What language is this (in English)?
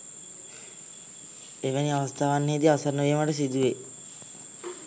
Sinhala